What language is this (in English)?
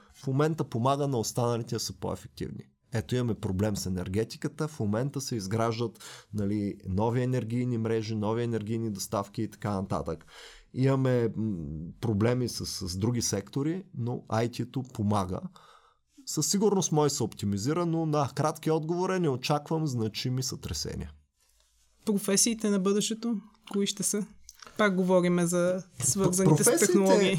Bulgarian